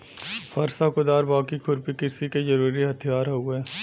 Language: Bhojpuri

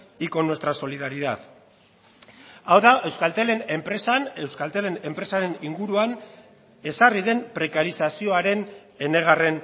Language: Basque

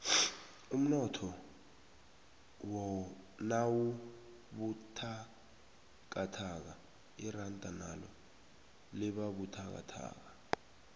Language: South Ndebele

